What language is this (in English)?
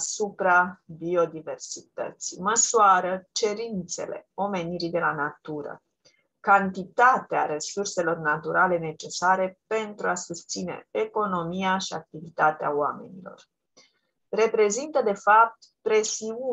Romanian